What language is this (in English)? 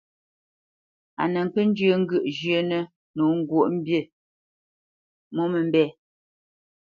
Bamenyam